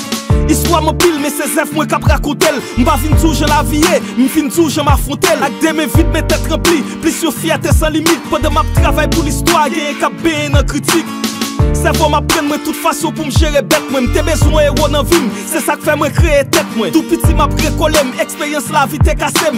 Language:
French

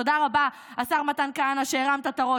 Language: Hebrew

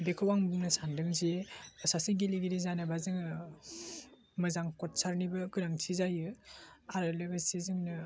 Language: Bodo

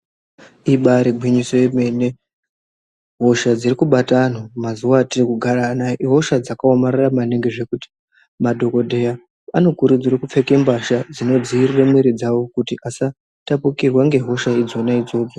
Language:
Ndau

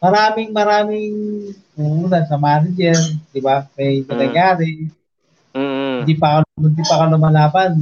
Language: Filipino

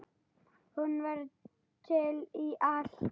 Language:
Icelandic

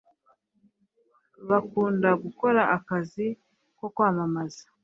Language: Kinyarwanda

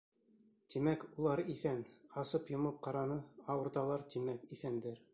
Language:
Bashkir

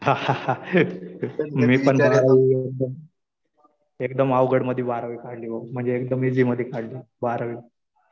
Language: Marathi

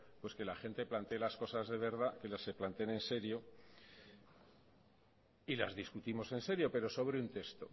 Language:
Spanish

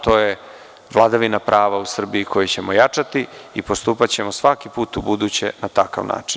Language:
Serbian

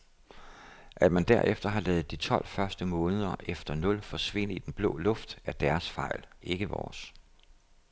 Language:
Danish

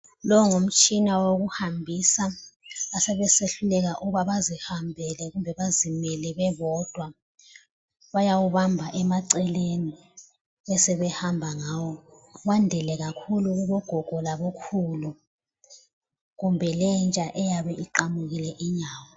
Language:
North Ndebele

